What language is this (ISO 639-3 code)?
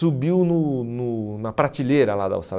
por